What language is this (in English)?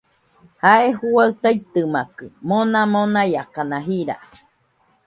Nüpode Huitoto